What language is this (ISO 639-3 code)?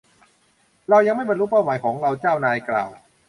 tha